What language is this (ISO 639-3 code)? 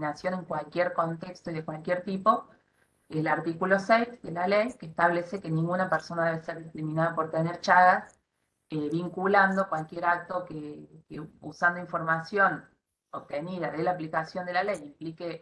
spa